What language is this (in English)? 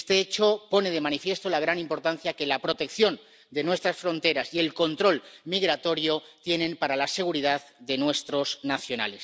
Spanish